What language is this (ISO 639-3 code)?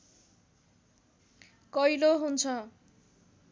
nep